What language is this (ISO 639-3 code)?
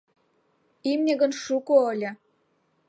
chm